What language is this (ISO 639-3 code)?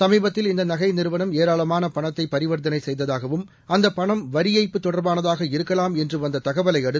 tam